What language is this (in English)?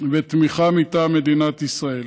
Hebrew